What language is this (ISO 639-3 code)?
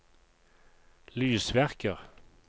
nor